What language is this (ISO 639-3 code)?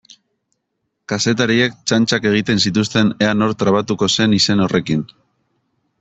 eus